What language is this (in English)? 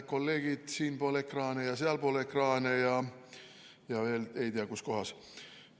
Estonian